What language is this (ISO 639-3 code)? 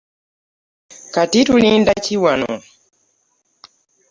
lug